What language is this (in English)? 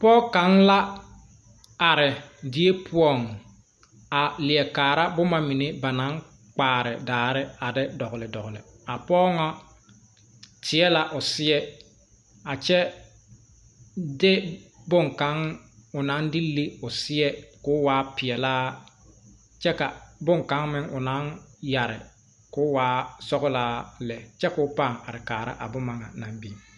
Southern Dagaare